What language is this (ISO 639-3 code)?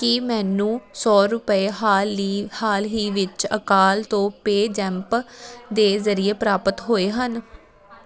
pan